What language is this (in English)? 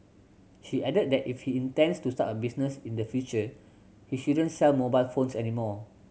English